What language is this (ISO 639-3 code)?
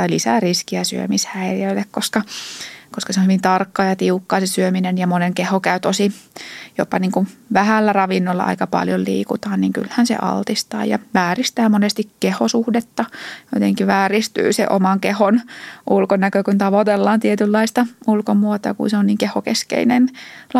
fin